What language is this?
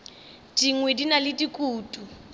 Northern Sotho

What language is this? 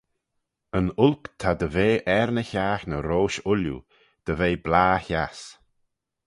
Manx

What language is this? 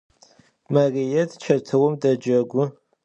Adyghe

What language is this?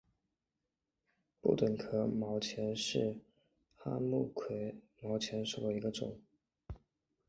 Chinese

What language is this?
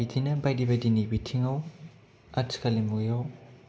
Bodo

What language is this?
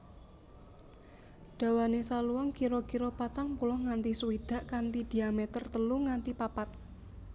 Javanese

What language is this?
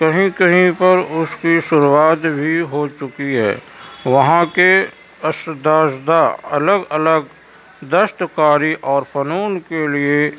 Urdu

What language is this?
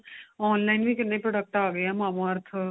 Punjabi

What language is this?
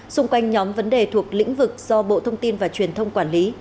Vietnamese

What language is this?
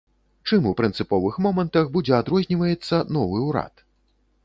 Belarusian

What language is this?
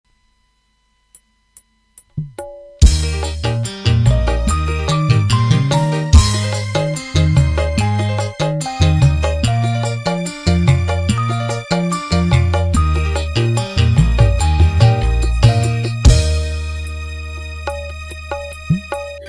Indonesian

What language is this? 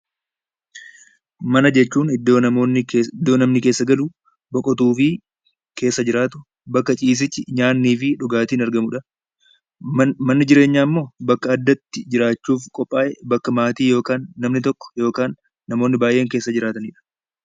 Oromo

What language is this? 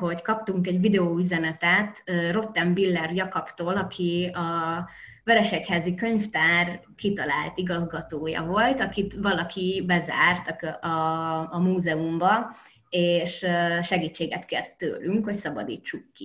Hungarian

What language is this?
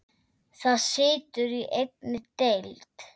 Icelandic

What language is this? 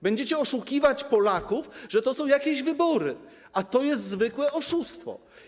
Polish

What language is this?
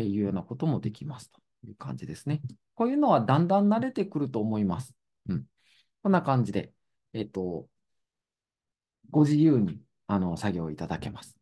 Japanese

